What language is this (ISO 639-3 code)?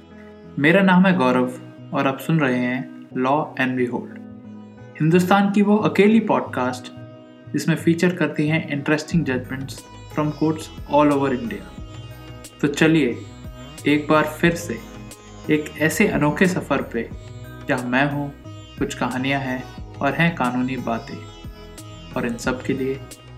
hin